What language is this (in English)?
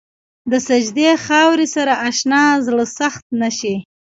Pashto